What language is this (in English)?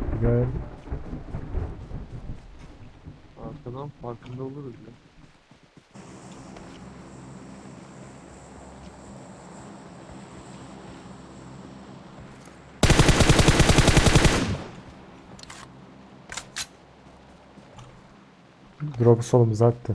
Turkish